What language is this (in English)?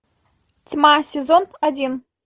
Russian